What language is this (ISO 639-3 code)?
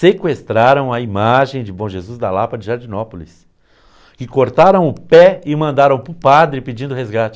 por